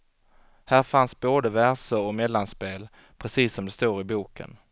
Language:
Swedish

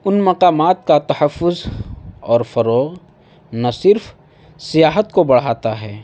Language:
Urdu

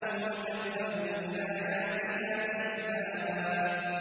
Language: Arabic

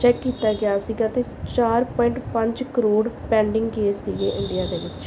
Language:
Punjabi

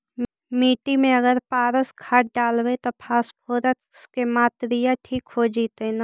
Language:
Magahi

